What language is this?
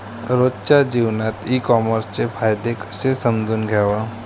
Marathi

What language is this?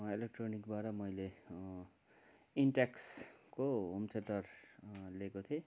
Nepali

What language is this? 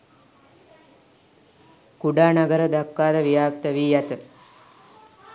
Sinhala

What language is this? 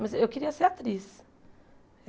Portuguese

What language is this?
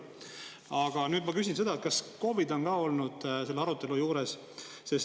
Estonian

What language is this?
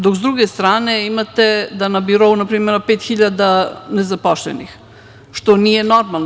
Serbian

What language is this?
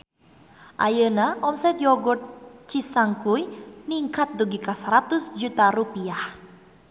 Sundanese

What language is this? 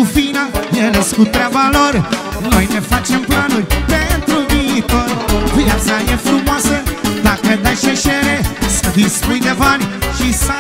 Romanian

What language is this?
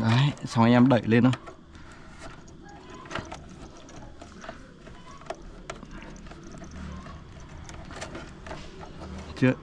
Vietnamese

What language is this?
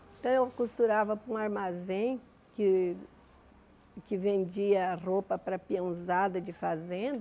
Portuguese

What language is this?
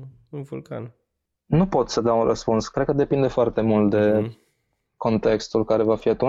Romanian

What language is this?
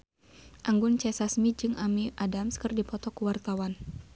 Sundanese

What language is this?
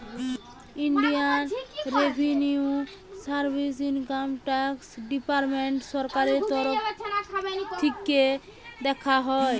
Bangla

